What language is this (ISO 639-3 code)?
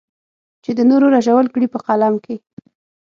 pus